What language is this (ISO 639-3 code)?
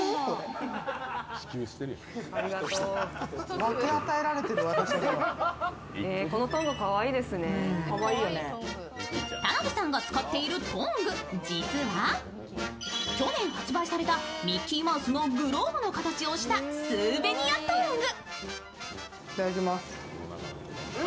jpn